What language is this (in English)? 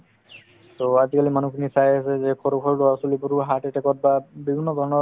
Assamese